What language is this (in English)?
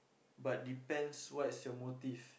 English